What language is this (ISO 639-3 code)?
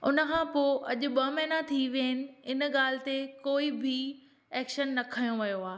snd